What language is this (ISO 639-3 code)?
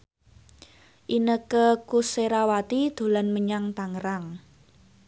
jav